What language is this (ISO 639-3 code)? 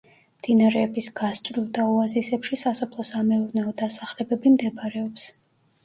kat